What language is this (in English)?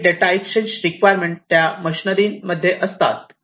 Marathi